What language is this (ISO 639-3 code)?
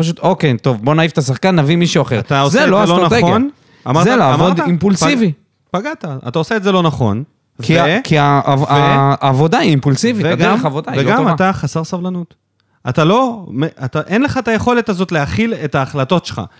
heb